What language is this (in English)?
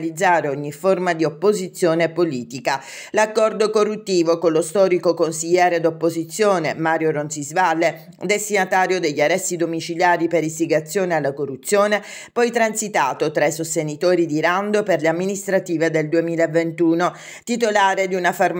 Italian